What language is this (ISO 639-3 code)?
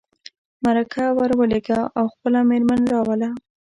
pus